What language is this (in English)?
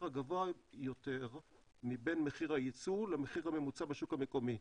Hebrew